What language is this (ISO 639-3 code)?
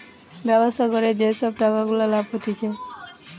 ben